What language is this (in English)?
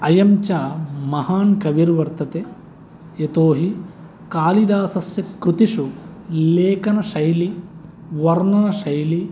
Sanskrit